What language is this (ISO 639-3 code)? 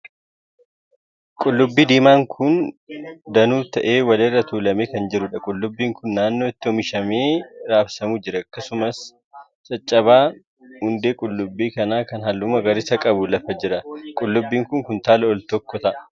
orm